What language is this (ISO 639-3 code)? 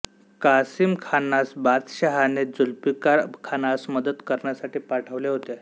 mar